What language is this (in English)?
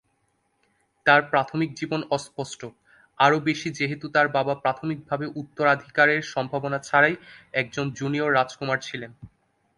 Bangla